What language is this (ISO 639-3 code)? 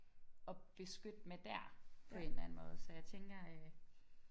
dan